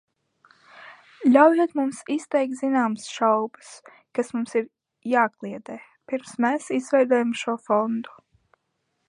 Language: Latvian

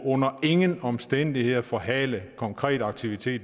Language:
Danish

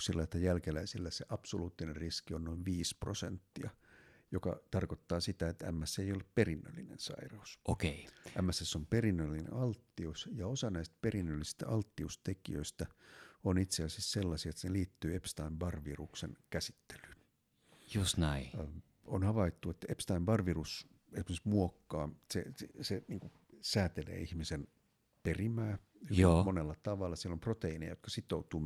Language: Finnish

